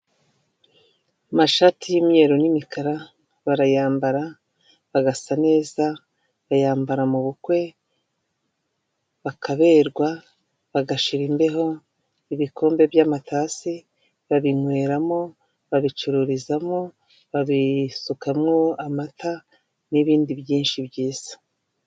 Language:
Kinyarwanda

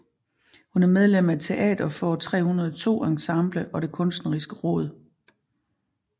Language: Danish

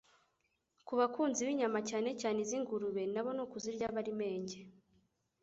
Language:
Kinyarwanda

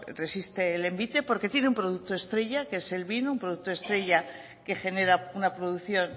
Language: Spanish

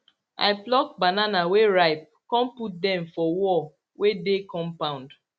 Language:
Nigerian Pidgin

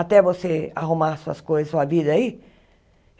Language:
Portuguese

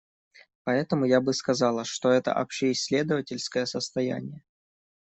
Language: Russian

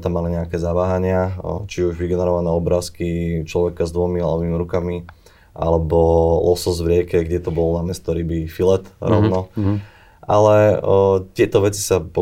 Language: Slovak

